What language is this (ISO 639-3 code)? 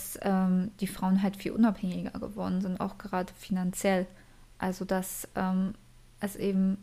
deu